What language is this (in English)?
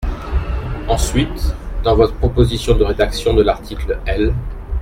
French